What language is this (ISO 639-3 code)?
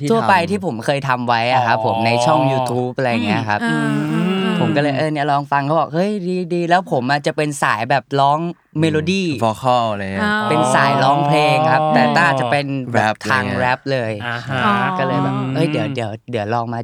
tha